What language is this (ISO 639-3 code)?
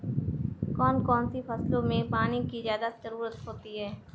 hin